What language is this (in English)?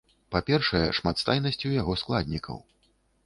Belarusian